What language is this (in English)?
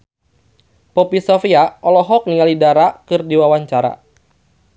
Sundanese